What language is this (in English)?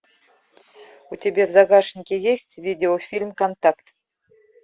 Russian